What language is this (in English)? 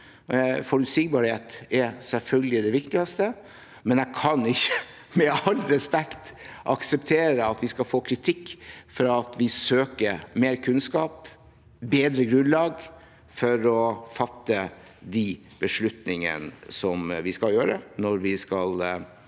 Norwegian